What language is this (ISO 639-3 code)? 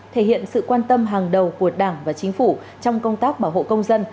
vie